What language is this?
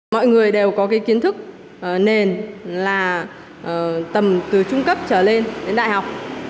Vietnamese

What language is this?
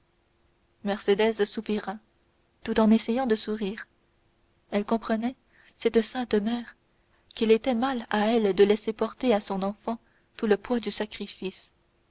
French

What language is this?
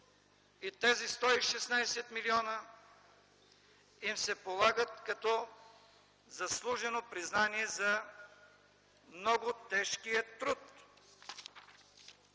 Bulgarian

